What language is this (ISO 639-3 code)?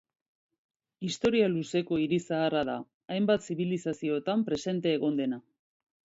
eus